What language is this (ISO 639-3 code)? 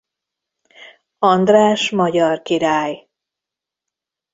hun